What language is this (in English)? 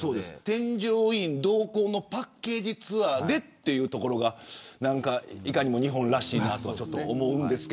Japanese